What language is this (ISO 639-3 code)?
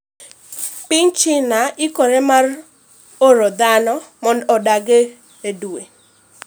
luo